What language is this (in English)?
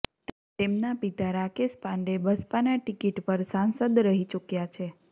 Gujarati